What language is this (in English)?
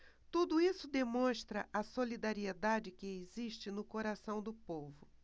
Portuguese